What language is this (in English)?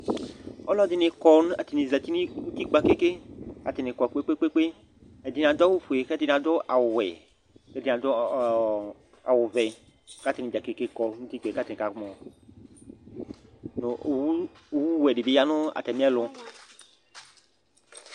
Ikposo